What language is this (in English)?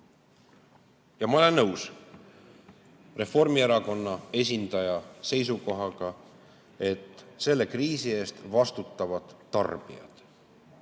Estonian